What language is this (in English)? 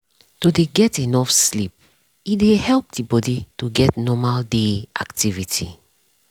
Nigerian Pidgin